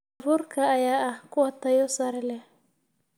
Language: Somali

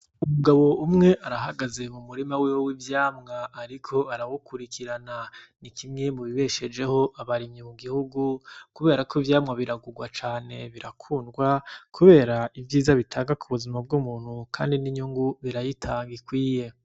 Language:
Rundi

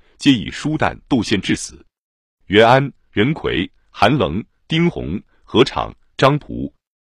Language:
Chinese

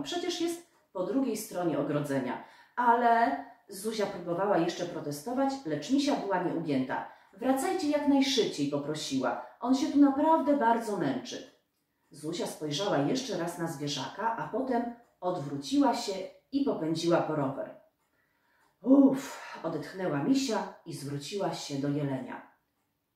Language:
Polish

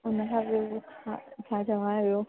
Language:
Sindhi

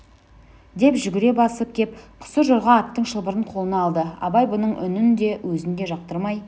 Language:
Kazakh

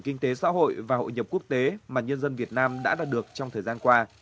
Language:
Vietnamese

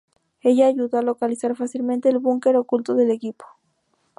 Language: Spanish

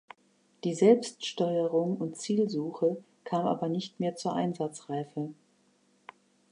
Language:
German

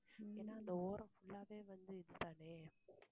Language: Tamil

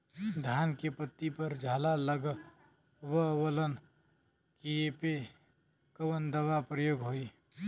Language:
Bhojpuri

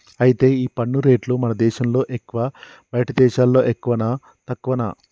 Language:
Telugu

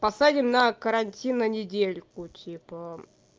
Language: Russian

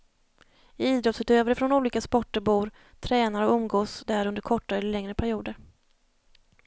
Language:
Swedish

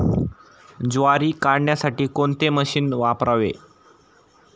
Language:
Marathi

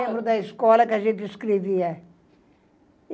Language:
Portuguese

